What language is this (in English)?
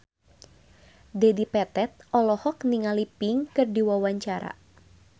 Sundanese